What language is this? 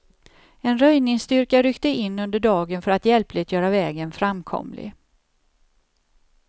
Swedish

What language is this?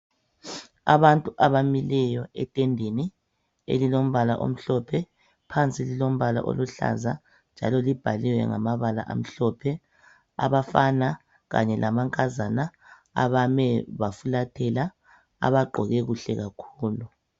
North Ndebele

